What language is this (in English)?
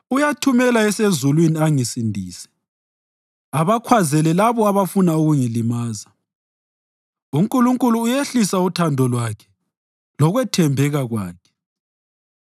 North Ndebele